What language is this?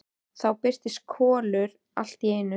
Icelandic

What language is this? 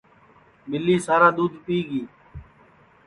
Sansi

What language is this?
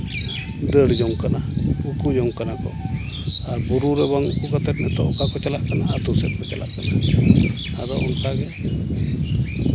Santali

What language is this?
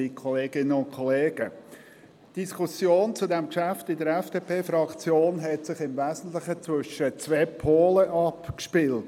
Swiss German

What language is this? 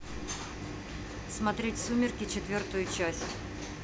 Russian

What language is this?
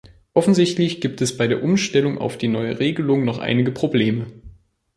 German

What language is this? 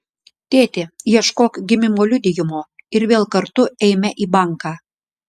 Lithuanian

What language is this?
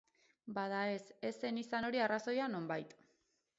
Basque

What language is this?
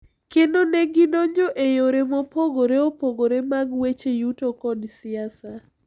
Luo (Kenya and Tanzania)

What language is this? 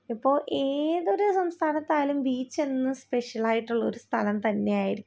Malayalam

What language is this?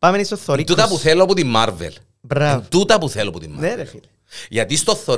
Greek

